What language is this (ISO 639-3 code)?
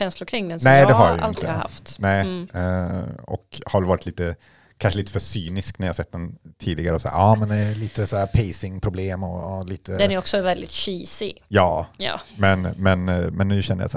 swe